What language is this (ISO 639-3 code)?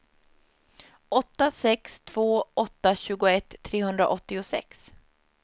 swe